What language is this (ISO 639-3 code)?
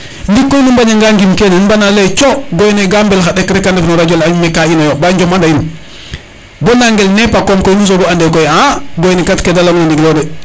srr